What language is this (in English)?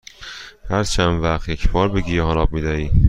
Persian